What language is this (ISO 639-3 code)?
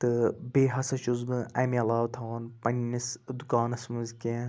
kas